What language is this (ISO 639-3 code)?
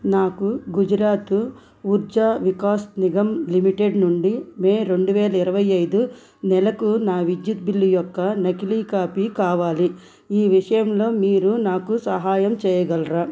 tel